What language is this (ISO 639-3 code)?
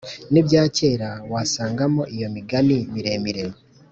kin